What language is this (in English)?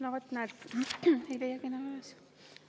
Estonian